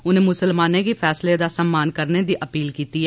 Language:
Dogri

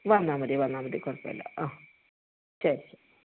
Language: Malayalam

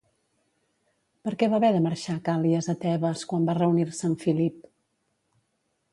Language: Catalan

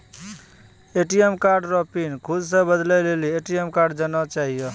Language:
Maithili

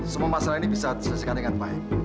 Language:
Indonesian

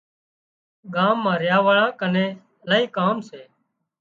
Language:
Wadiyara Koli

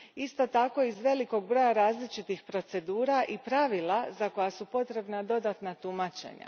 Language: Croatian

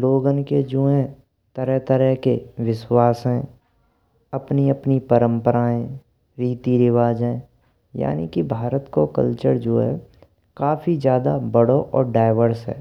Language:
Braj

